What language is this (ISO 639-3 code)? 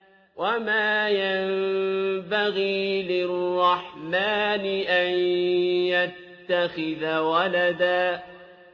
ara